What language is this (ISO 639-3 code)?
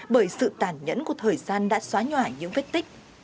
vie